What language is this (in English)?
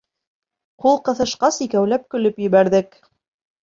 Bashkir